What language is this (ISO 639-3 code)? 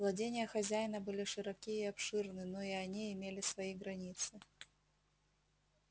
rus